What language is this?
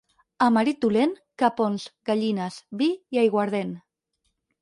Catalan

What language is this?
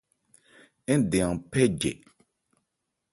Ebrié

